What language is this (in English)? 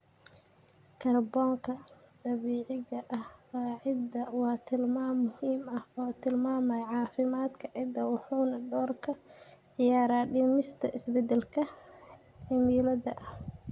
Somali